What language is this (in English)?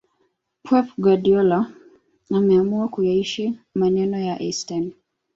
Swahili